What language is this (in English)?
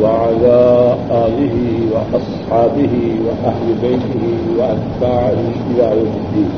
Urdu